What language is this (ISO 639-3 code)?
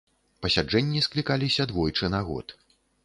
bel